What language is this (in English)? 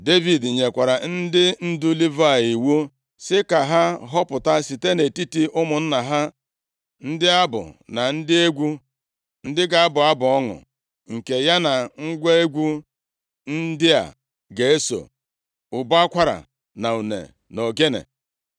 Igbo